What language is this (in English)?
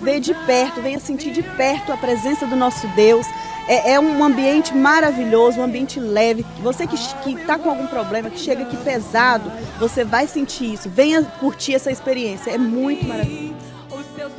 Portuguese